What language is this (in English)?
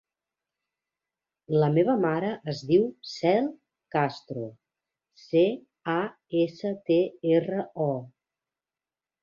Catalan